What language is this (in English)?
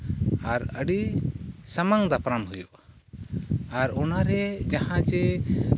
Santali